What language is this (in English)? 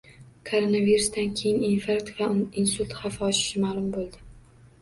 Uzbek